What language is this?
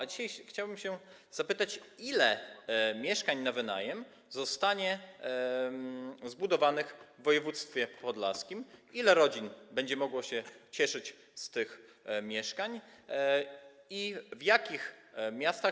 Polish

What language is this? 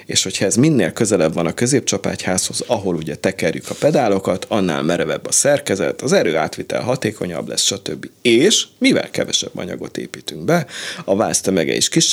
Hungarian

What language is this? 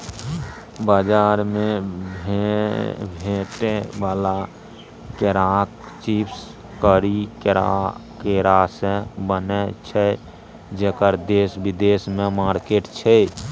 Maithili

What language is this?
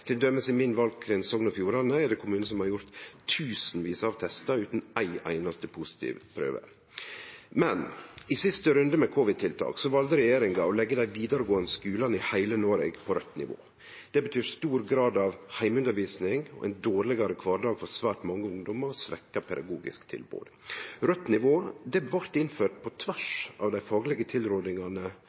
Norwegian Nynorsk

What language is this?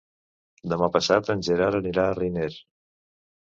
Catalan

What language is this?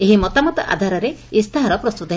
Odia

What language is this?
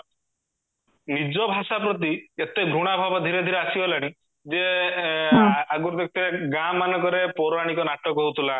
Odia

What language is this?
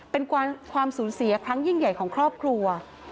Thai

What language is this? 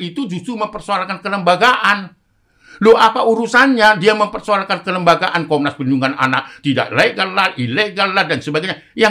Indonesian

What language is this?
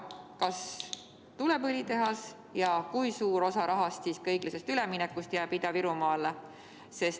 Estonian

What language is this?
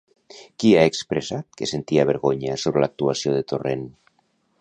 Catalan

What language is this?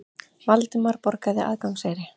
Icelandic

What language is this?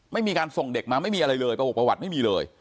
Thai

